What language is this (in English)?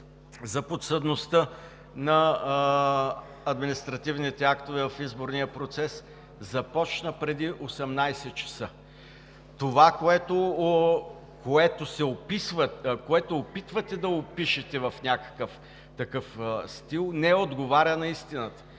Bulgarian